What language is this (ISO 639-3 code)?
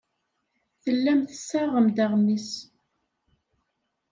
kab